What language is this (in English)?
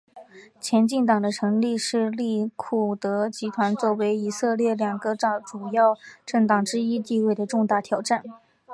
Chinese